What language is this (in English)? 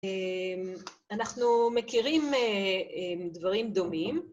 Hebrew